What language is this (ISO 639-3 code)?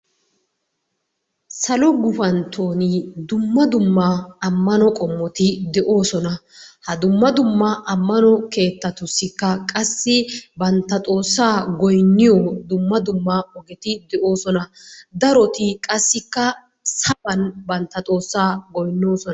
wal